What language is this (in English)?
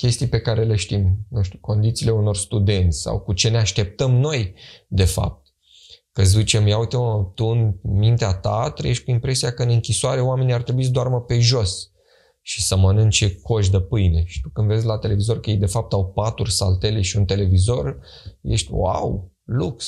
Romanian